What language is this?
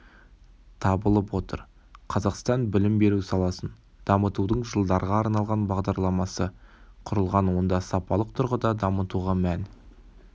Kazakh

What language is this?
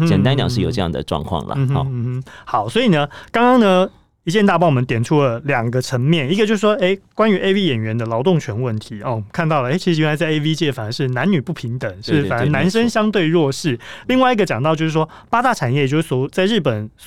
Chinese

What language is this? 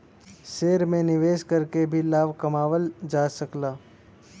Bhojpuri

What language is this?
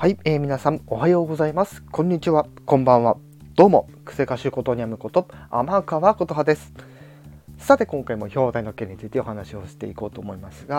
Japanese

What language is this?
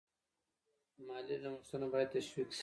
Pashto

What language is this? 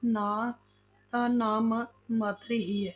Punjabi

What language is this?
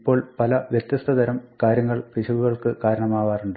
Malayalam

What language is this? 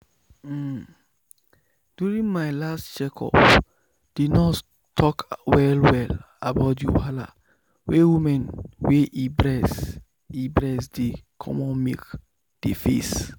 Nigerian Pidgin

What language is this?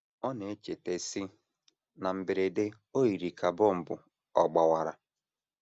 Igbo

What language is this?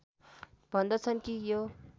Nepali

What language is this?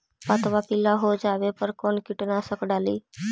Magahi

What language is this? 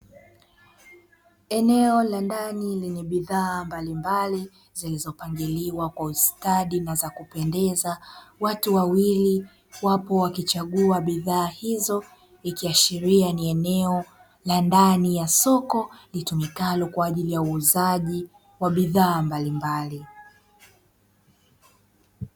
Swahili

